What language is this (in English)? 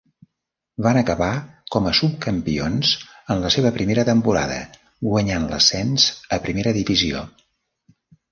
Catalan